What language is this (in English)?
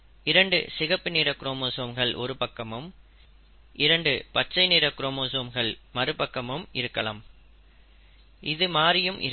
Tamil